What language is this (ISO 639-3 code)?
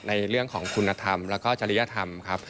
tha